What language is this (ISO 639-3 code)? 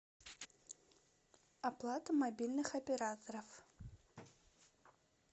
rus